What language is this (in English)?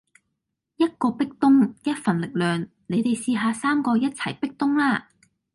Cantonese